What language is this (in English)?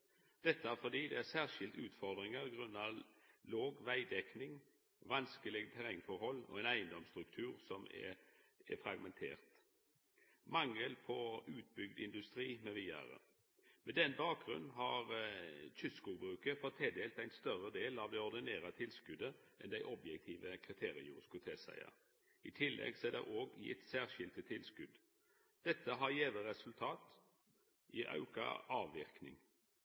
Norwegian Nynorsk